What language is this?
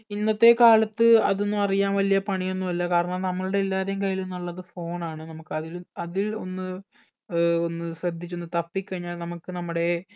Malayalam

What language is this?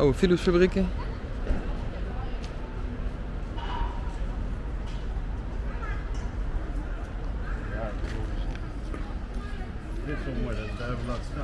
Dutch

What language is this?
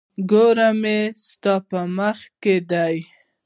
Pashto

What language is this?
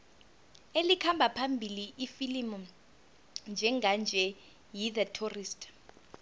South Ndebele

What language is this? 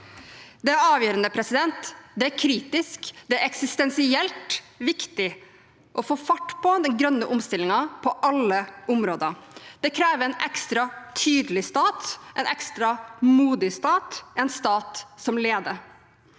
Norwegian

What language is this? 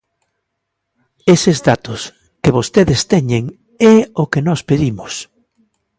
Galician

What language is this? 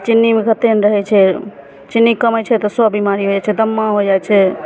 Maithili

